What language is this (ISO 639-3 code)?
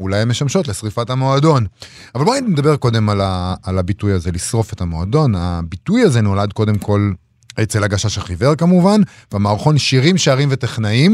heb